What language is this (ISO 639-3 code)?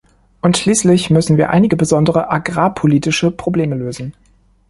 deu